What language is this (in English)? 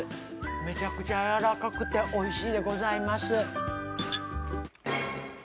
Japanese